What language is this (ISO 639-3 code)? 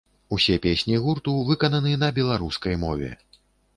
bel